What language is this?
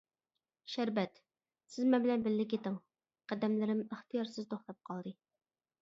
Uyghur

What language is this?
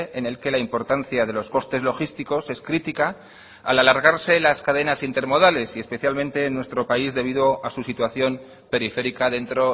Spanish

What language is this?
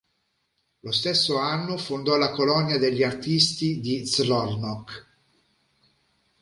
Italian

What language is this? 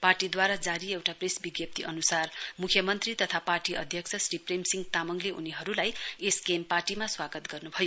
Nepali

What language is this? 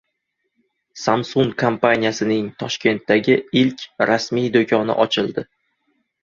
Uzbek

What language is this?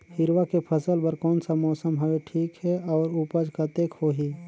Chhattisgarhi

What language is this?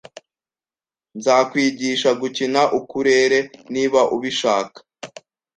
Kinyarwanda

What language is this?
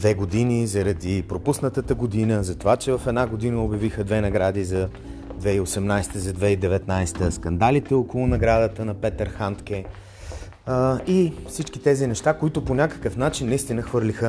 Bulgarian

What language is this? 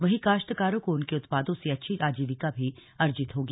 Hindi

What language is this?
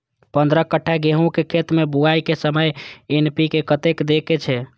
Maithili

